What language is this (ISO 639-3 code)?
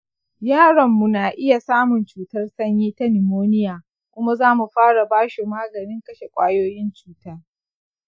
hau